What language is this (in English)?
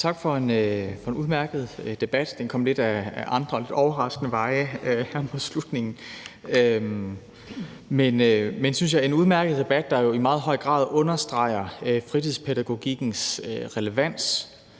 Danish